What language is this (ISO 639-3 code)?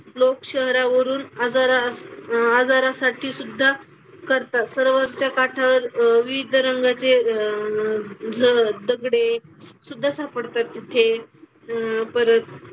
mar